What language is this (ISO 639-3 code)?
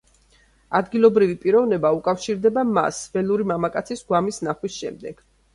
kat